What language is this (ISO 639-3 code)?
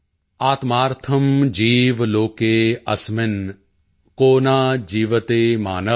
pan